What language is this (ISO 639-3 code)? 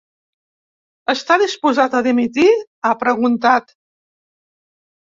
cat